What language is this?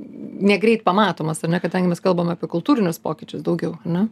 Lithuanian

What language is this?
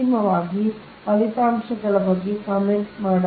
Kannada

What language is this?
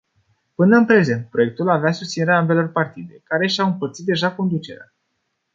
Romanian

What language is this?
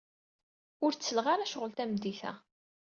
Kabyle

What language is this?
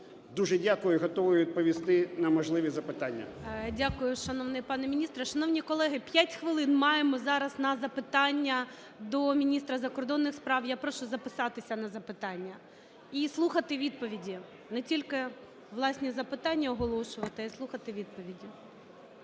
Ukrainian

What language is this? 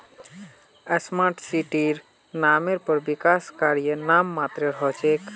Magahi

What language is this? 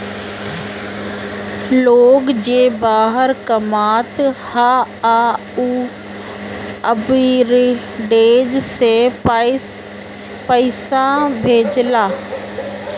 Bhojpuri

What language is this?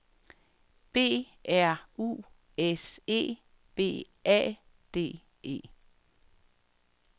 Danish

